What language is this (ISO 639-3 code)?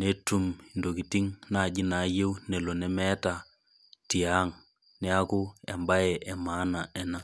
mas